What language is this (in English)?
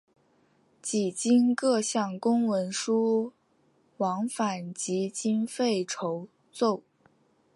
Chinese